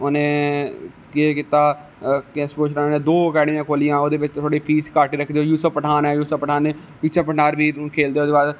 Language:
Dogri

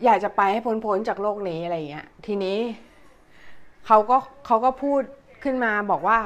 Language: Thai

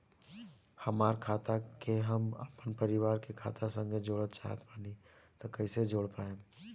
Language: Bhojpuri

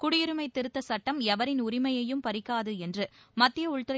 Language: Tamil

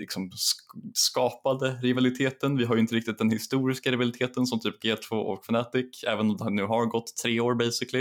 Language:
Swedish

